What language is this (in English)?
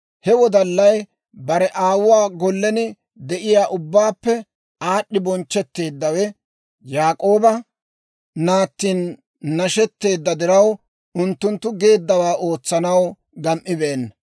Dawro